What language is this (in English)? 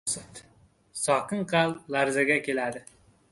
Uzbek